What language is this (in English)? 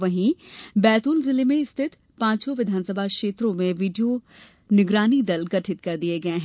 Hindi